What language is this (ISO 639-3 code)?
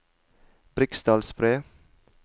nor